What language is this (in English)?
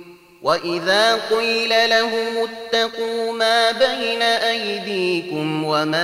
Arabic